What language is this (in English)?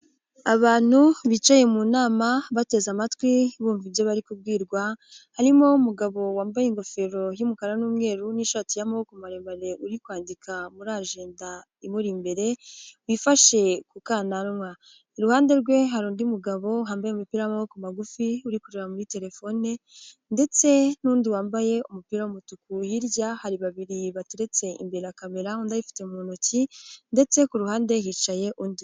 Kinyarwanda